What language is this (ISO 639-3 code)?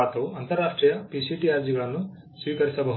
kan